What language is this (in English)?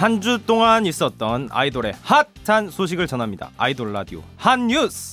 Korean